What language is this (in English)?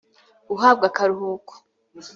Kinyarwanda